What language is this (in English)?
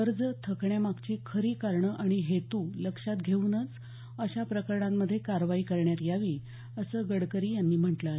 Marathi